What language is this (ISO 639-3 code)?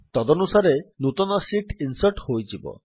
ori